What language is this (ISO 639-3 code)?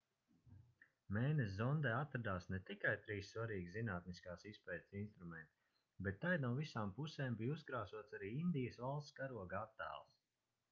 lav